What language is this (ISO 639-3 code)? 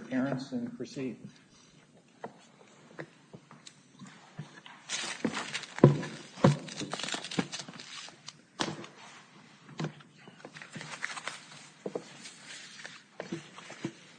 eng